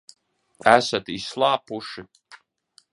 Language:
Latvian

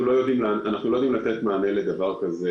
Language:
Hebrew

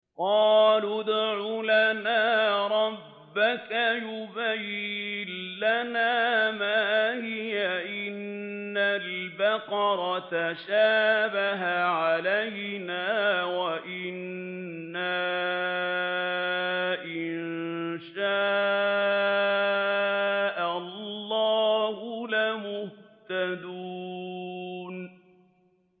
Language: Arabic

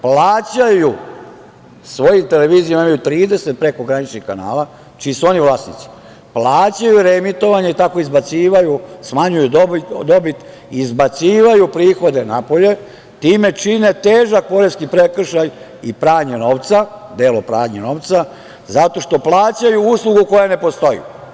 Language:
Serbian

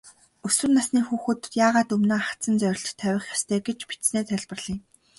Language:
Mongolian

